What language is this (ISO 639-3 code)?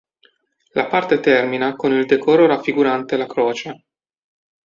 ita